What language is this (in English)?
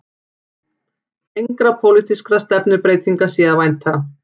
Icelandic